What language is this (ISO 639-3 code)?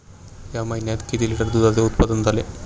mar